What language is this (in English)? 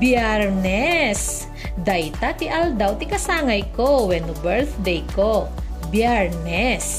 Filipino